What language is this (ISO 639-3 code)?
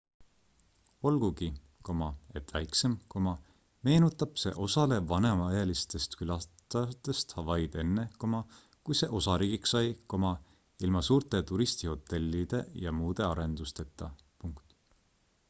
est